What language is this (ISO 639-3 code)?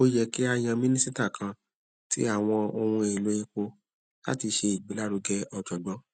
yor